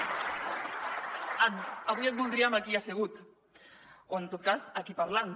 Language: Catalan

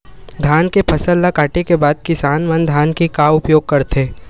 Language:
Chhattisgarhi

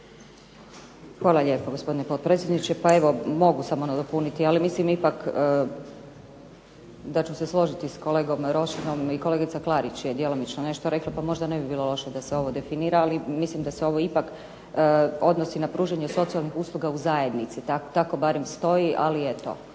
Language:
Croatian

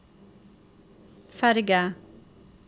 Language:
Norwegian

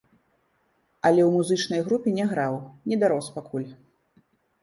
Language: Belarusian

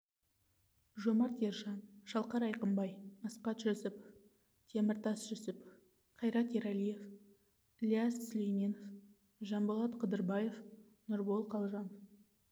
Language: Kazakh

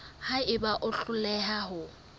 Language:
Southern Sotho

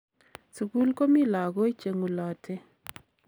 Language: Kalenjin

